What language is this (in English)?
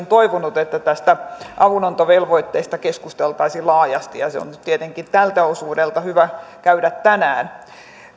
Finnish